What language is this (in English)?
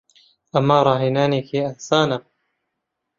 Central Kurdish